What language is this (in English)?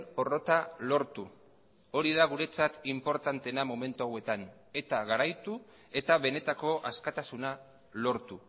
Basque